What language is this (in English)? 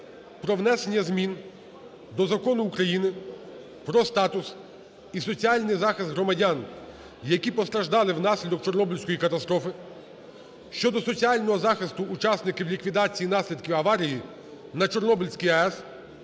Ukrainian